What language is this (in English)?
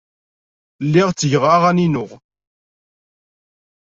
Kabyle